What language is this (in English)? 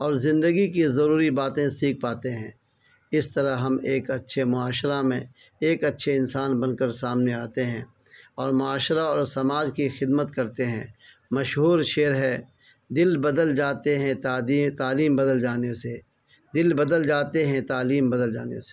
Urdu